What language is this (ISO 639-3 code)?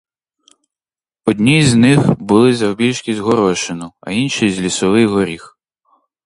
ukr